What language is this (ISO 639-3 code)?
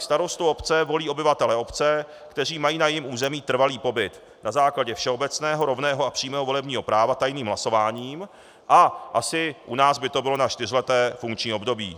ces